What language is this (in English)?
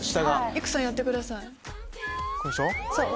Japanese